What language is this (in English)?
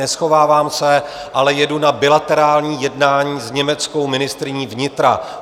Czech